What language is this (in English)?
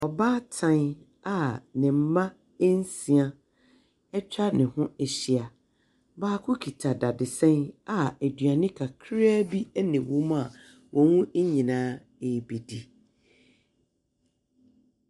Akan